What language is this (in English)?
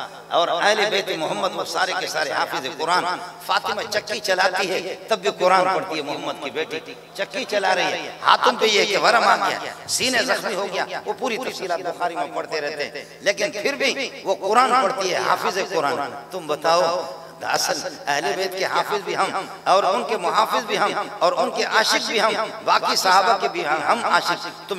Arabic